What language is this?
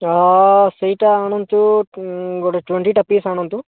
Odia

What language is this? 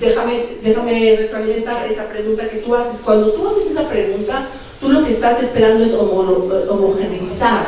Spanish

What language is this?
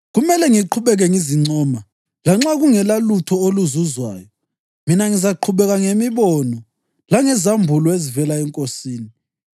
North Ndebele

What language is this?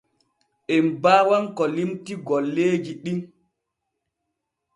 Borgu Fulfulde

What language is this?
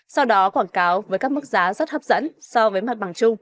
Vietnamese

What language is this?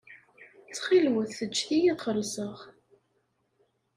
Kabyle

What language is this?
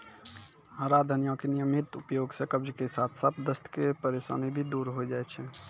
Maithili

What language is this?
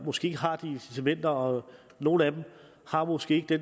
Danish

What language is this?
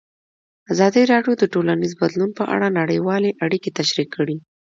Pashto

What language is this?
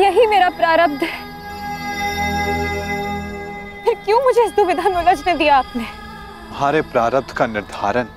Hindi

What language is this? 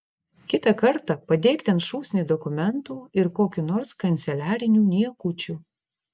Lithuanian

